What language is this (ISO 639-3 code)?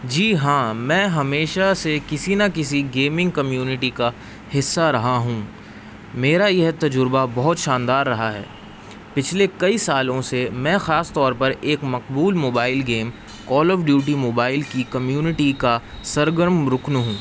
urd